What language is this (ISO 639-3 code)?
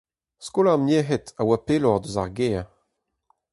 bre